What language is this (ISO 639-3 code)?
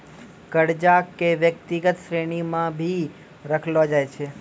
mai